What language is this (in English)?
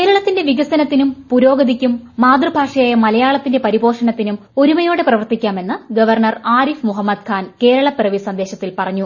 Malayalam